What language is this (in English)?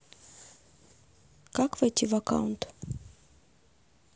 Russian